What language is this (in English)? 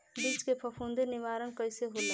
Bhojpuri